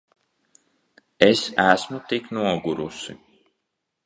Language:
Latvian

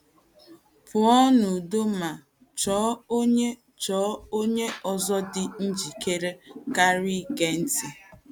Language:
Igbo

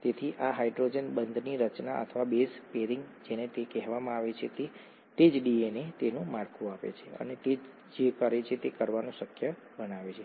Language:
Gujarati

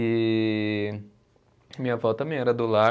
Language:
Portuguese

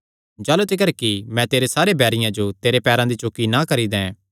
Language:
Kangri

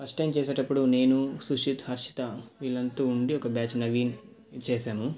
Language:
Telugu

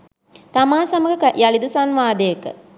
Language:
Sinhala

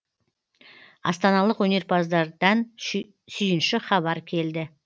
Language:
Kazakh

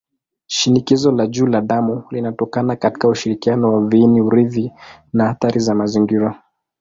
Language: Swahili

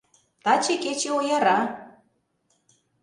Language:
Mari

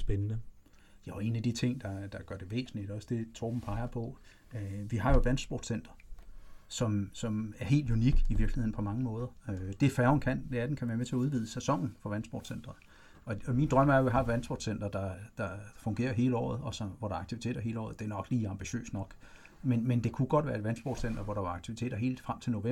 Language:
Danish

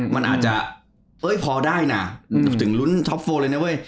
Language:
Thai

